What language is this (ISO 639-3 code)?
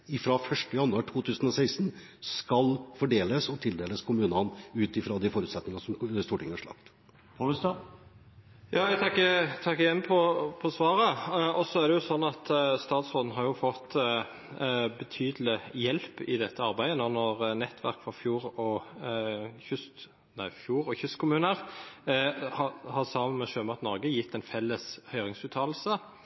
nob